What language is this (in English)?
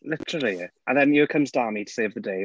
English